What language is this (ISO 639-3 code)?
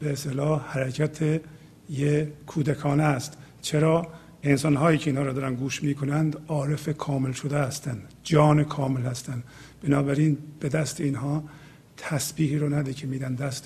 fas